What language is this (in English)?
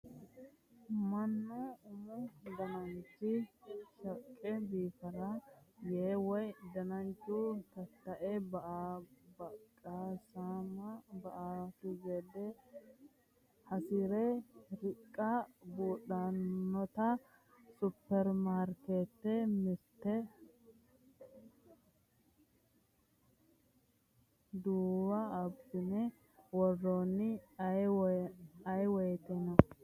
Sidamo